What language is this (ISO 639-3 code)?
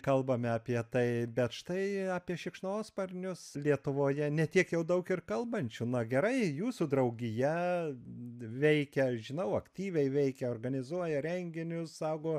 lit